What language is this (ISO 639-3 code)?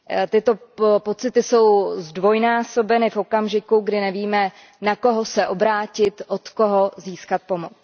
ces